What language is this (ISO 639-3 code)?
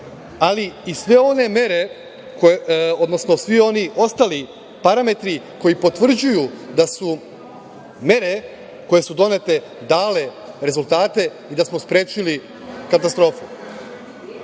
srp